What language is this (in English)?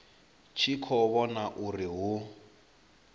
Venda